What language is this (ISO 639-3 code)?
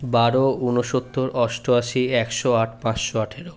ben